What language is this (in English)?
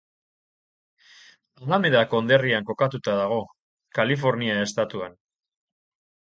Basque